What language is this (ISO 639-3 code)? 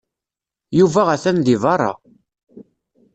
kab